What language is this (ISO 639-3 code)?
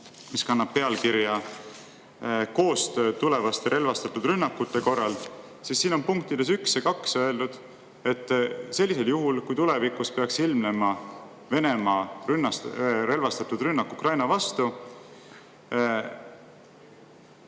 est